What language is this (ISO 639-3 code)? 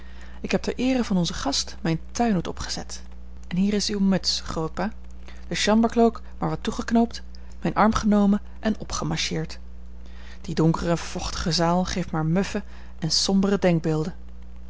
nld